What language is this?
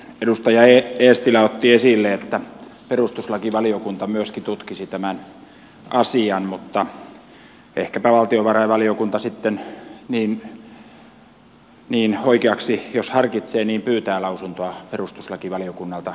Finnish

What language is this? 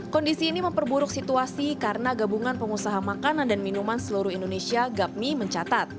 Indonesian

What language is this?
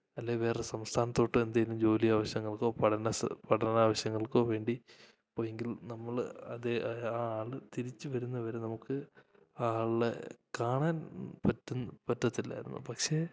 Malayalam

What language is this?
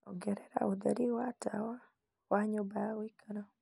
Kikuyu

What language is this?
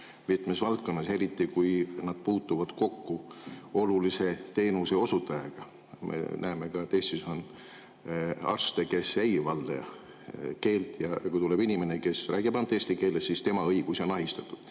Estonian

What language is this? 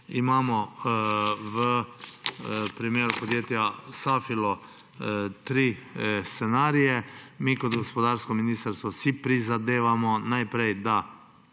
Slovenian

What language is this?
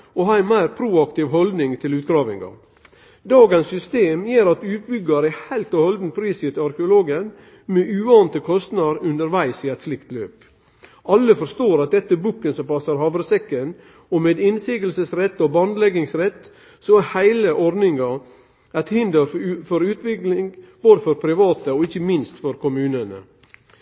Norwegian Nynorsk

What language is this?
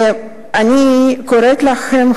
Hebrew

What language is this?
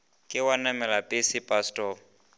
Northern Sotho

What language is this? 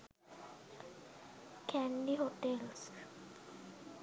Sinhala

